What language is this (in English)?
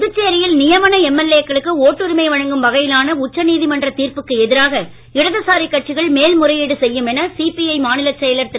Tamil